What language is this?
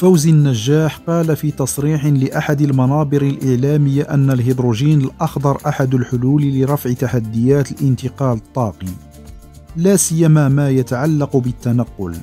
Arabic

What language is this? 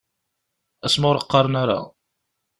Kabyle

